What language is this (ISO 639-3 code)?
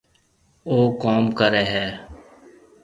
mve